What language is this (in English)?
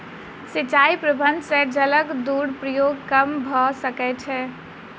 Maithili